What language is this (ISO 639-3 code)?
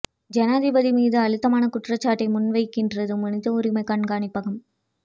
tam